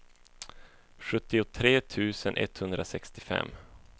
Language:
Swedish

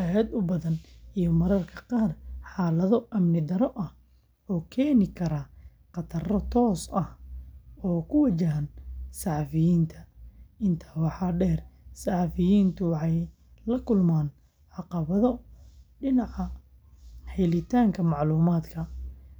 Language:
Somali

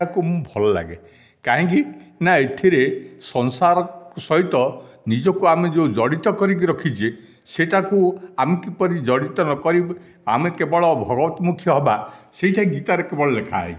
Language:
Odia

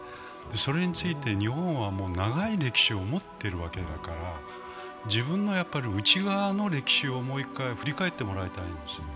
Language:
Japanese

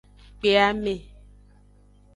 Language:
Aja (Benin)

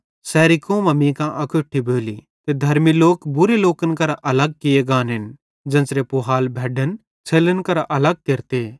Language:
Bhadrawahi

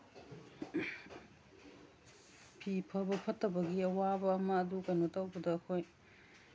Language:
Manipuri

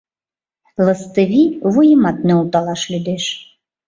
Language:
Mari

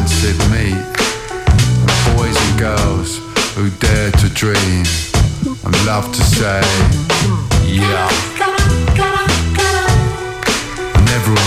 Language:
Greek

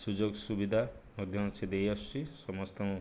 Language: Odia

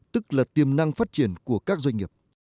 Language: Vietnamese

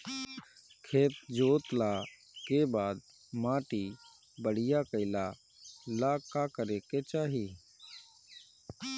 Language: Bhojpuri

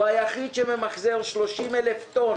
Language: Hebrew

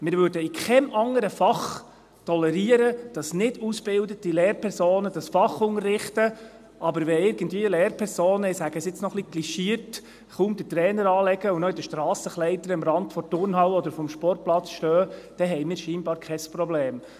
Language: Swiss German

